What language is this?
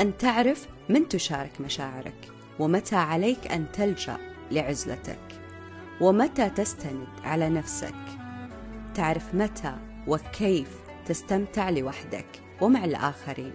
Arabic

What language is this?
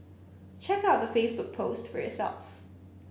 English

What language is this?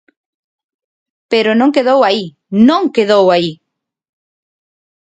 Galician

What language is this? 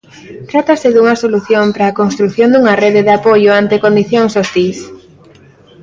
Galician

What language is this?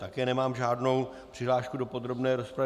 Czech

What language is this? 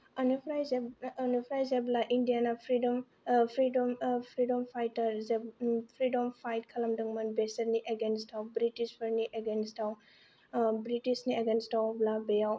Bodo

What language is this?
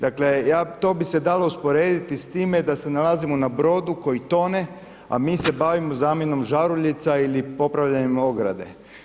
Croatian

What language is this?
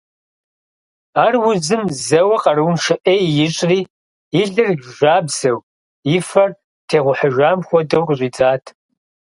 Kabardian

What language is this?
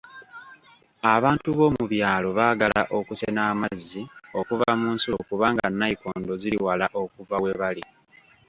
Ganda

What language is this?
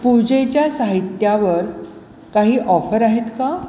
Marathi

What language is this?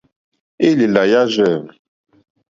Mokpwe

